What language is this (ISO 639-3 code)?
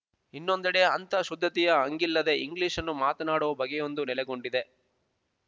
kan